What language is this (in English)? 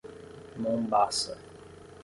Portuguese